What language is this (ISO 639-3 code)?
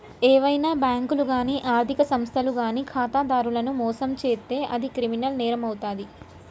tel